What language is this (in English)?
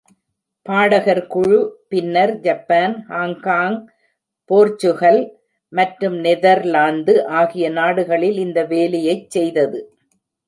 Tamil